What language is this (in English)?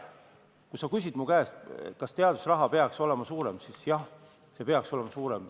Estonian